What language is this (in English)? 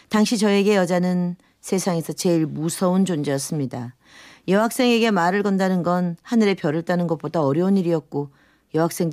Korean